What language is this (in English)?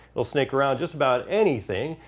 English